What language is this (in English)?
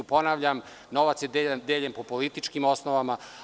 Serbian